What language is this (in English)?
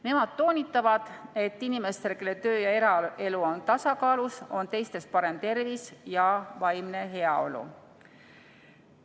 Estonian